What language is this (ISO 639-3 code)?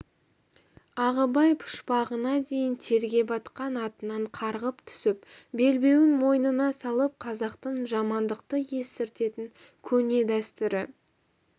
kaz